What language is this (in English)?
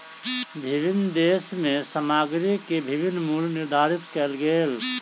Maithili